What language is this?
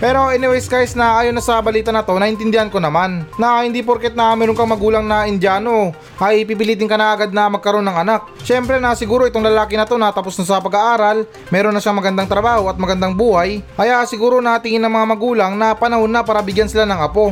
Filipino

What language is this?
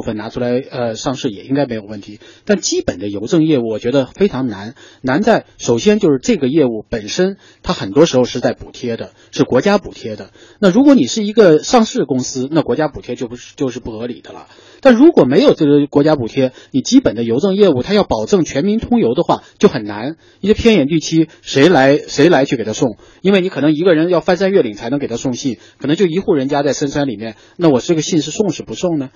Chinese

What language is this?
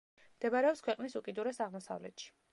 Georgian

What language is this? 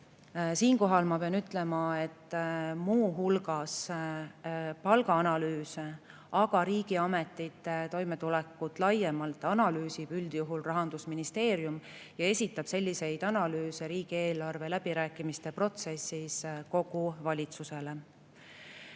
Estonian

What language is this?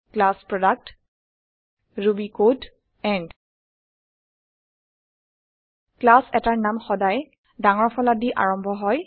Assamese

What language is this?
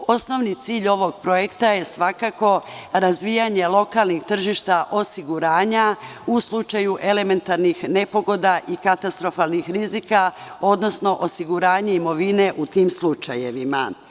Serbian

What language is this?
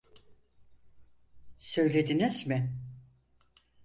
Turkish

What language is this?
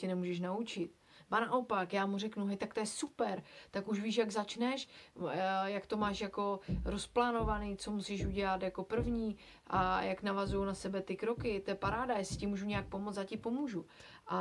Czech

